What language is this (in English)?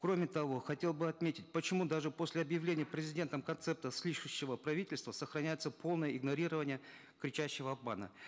Kazakh